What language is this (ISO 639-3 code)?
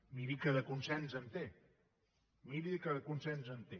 cat